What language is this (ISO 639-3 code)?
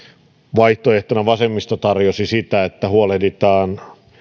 fin